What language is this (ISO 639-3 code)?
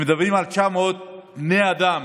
heb